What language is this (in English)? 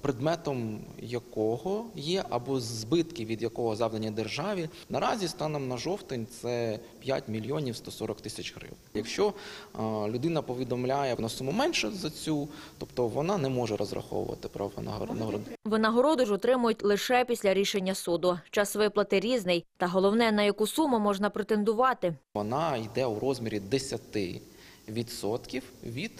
Ukrainian